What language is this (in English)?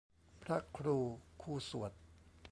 Thai